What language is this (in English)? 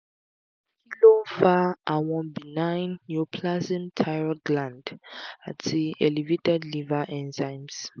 Yoruba